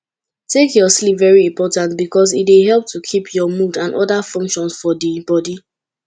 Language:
Nigerian Pidgin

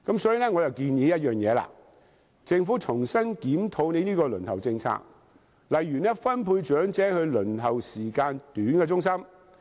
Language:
Cantonese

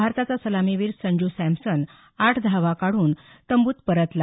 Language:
Marathi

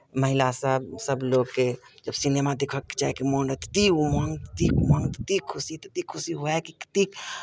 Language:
Maithili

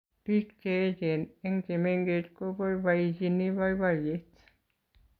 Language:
Kalenjin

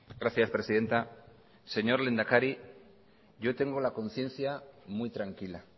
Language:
Spanish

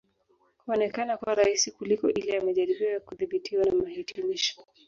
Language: Swahili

